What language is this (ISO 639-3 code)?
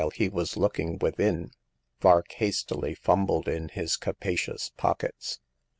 eng